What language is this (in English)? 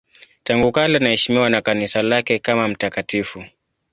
Swahili